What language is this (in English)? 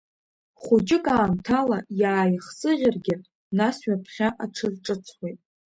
Abkhazian